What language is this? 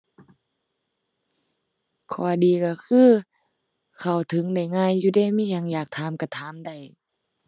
Thai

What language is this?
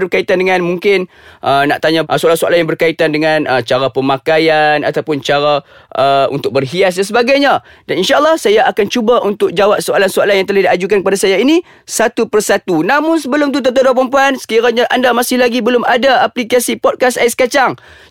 Malay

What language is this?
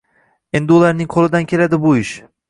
Uzbek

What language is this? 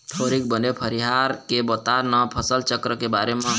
Chhattisgarhi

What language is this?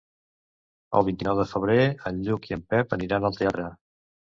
Catalan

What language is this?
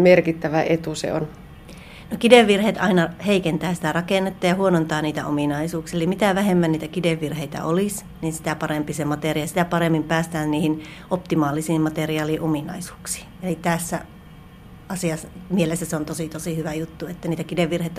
Finnish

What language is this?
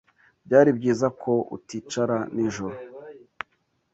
Kinyarwanda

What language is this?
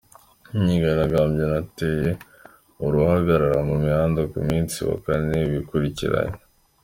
Kinyarwanda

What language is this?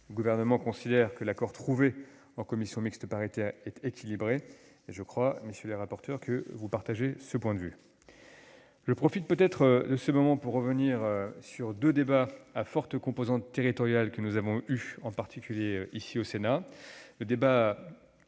French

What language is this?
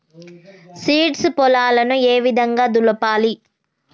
Telugu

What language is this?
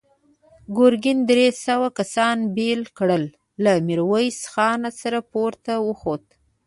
Pashto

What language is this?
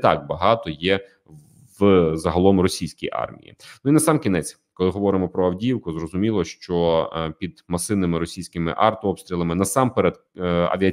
Ukrainian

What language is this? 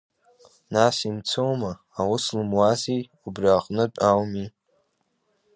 Abkhazian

